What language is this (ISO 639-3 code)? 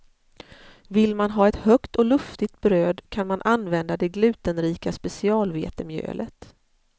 swe